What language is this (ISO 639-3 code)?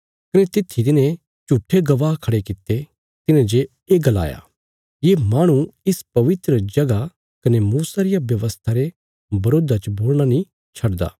kfs